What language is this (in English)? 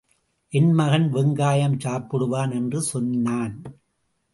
Tamil